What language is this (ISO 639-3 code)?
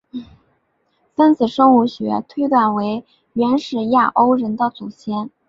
zho